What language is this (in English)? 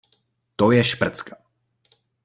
Czech